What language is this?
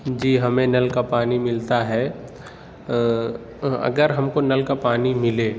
Urdu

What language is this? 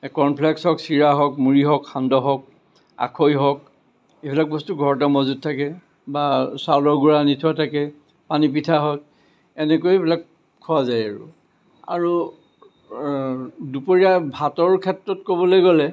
Assamese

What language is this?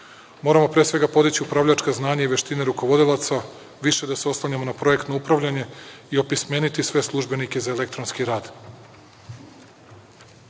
Serbian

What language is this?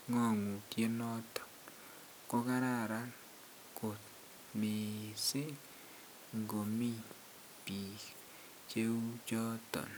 Kalenjin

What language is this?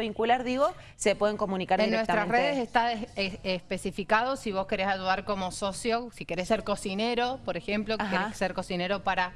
Spanish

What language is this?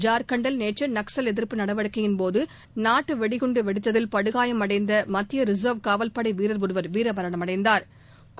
Tamil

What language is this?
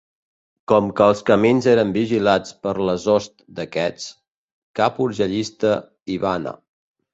Catalan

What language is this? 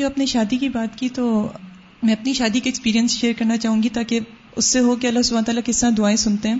Urdu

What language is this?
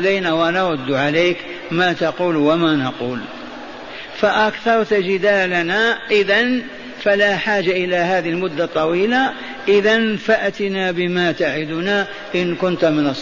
Arabic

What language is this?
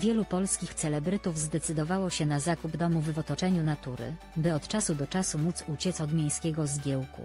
Polish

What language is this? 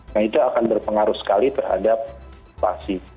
Indonesian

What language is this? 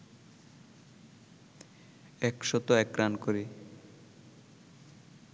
Bangla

